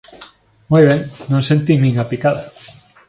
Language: Galician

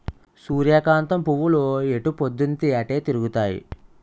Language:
Telugu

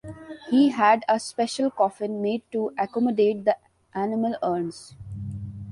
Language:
English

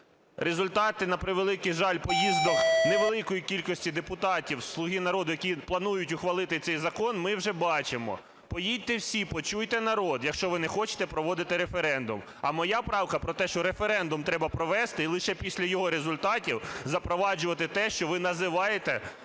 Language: Ukrainian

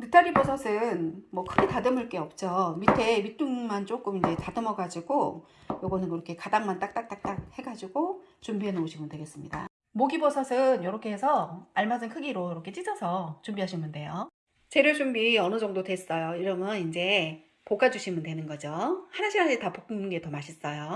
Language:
Korean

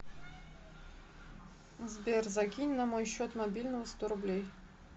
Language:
Russian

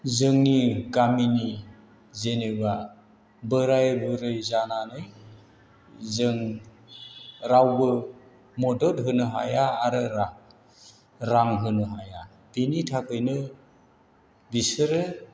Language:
Bodo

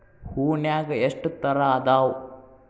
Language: Kannada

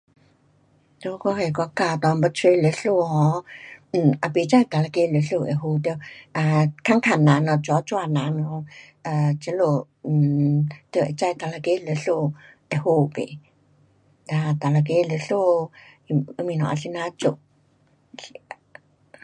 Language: Pu-Xian Chinese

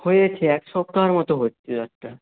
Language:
Bangla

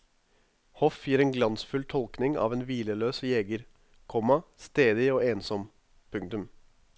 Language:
Norwegian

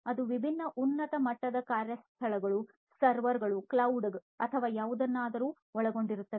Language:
Kannada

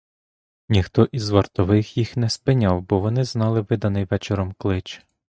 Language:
Ukrainian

